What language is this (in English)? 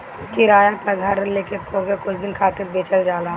Bhojpuri